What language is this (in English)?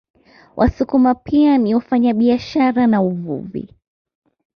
Swahili